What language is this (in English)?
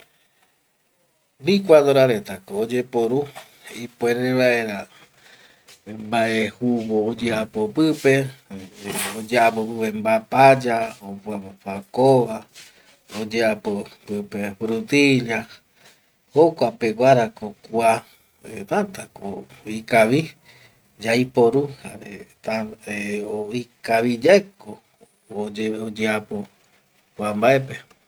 Eastern Bolivian Guaraní